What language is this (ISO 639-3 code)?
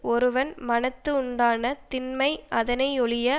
tam